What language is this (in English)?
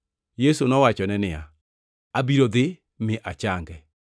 Luo (Kenya and Tanzania)